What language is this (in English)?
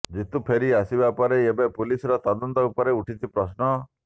Odia